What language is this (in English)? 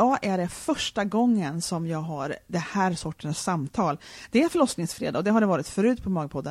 Swedish